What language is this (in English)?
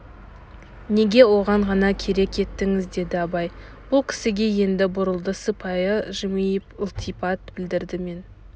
Kazakh